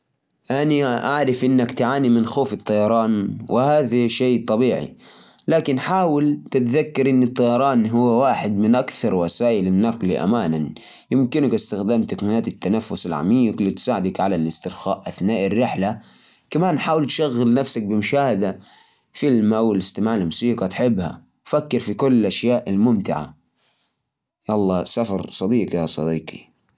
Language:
Najdi Arabic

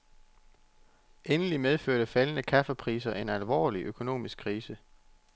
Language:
Danish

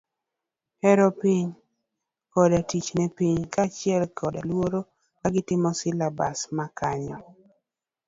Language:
Luo (Kenya and Tanzania)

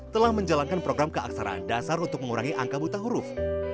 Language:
Indonesian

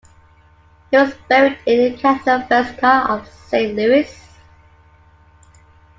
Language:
English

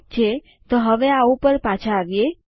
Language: Gujarati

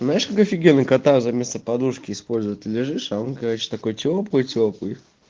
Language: Russian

